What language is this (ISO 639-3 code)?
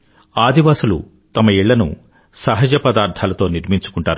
tel